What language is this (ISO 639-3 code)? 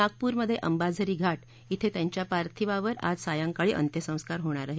mar